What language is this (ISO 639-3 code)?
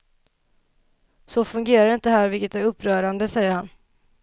swe